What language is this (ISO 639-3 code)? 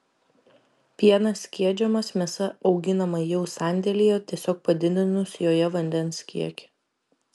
lit